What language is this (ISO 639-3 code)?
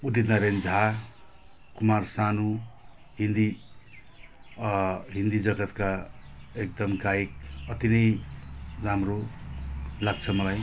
nep